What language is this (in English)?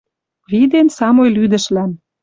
Western Mari